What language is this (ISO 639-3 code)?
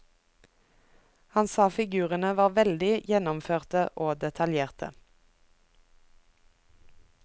nor